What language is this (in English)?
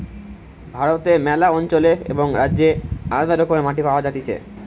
Bangla